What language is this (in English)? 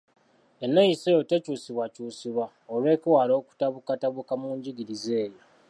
Ganda